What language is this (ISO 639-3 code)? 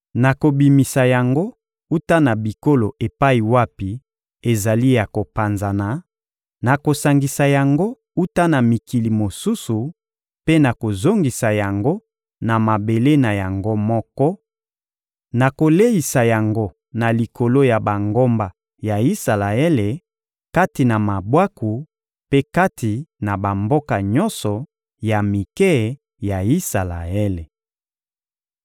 lin